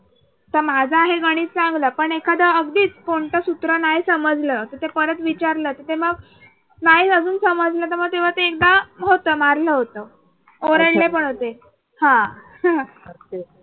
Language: Marathi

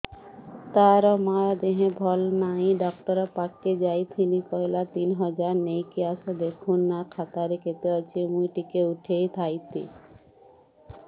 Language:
Odia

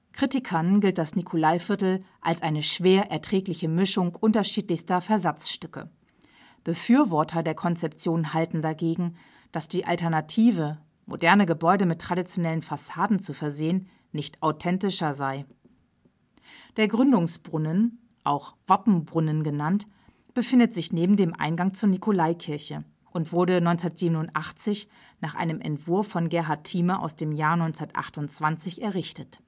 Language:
German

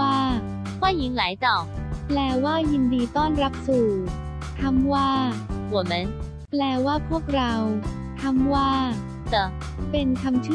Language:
Thai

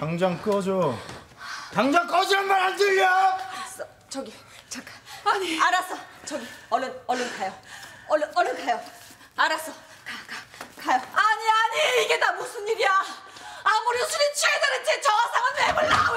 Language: Korean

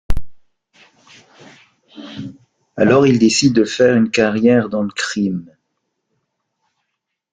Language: French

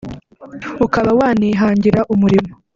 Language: Kinyarwanda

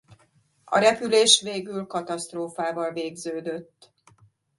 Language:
Hungarian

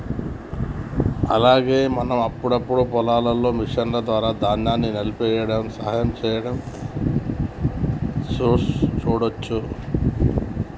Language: Telugu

